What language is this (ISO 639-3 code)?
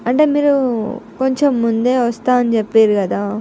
tel